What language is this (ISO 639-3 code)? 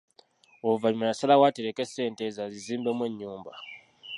lug